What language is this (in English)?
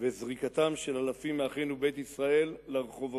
Hebrew